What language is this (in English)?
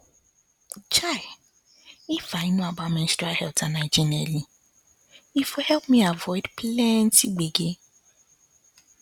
Nigerian Pidgin